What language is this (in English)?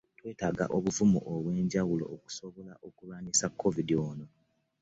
Ganda